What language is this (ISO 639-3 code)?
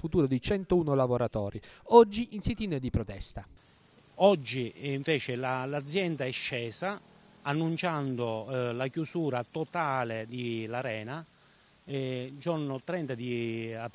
ita